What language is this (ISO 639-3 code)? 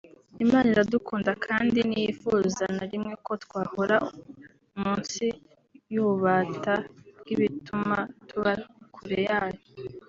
kin